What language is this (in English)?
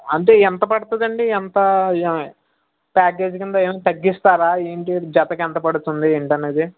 Telugu